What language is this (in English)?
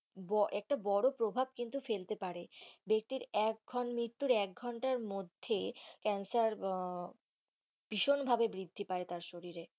Bangla